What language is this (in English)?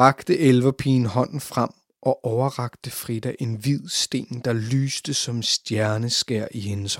Danish